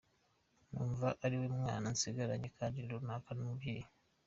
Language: Kinyarwanda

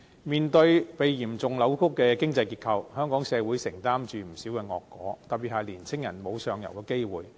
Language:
Cantonese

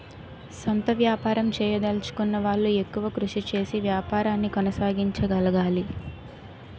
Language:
Telugu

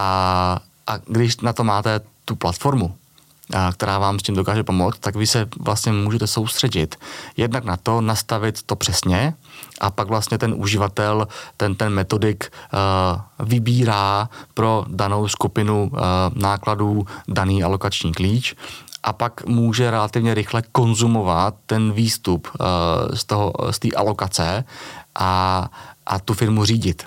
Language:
Czech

